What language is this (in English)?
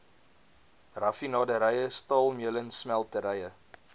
Afrikaans